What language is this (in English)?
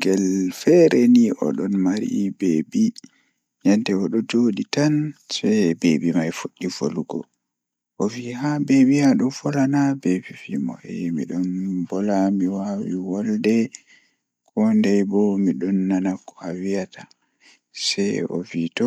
Fula